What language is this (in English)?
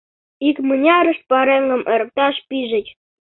Mari